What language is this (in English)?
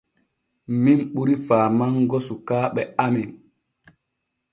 Borgu Fulfulde